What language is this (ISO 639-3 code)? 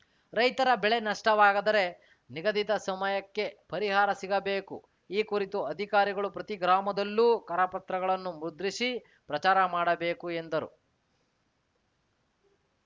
kan